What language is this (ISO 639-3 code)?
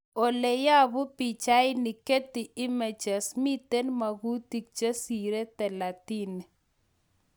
kln